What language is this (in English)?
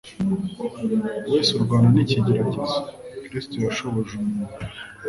Kinyarwanda